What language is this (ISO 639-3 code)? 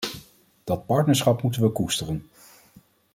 nld